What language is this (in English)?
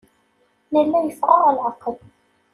Kabyle